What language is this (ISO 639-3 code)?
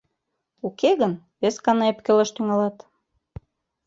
chm